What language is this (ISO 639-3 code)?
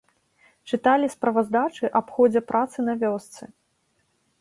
bel